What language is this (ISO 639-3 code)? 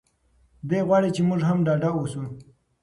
pus